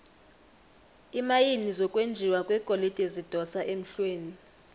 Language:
South Ndebele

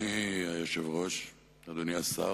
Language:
Hebrew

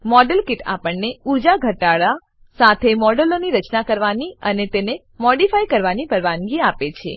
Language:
Gujarati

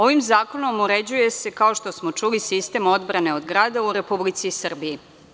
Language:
Serbian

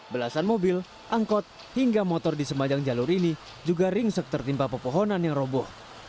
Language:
Indonesian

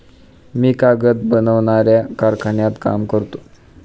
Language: Marathi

